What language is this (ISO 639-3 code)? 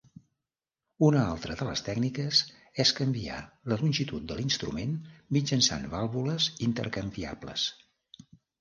cat